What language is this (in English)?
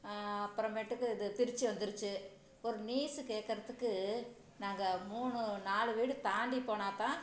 Tamil